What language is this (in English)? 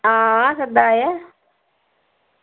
Dogri